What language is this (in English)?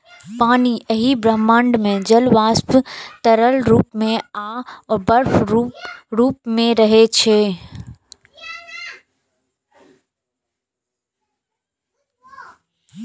Maithili